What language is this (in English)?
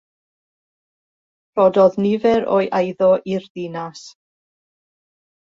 Welsh